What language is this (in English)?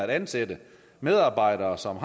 Danish